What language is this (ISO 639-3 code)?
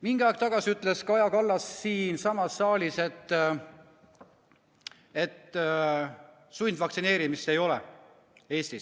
est